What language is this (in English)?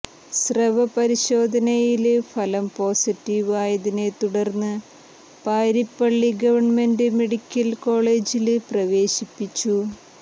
Malayalam